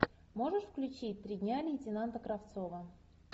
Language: Russian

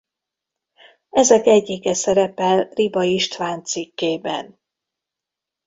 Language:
Hungarian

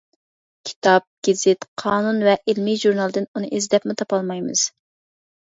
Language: Uyghur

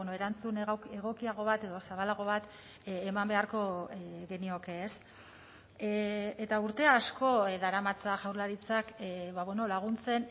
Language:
Basque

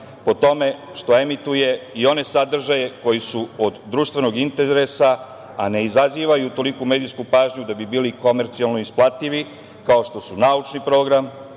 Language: Serbian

